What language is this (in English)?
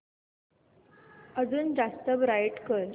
Marathi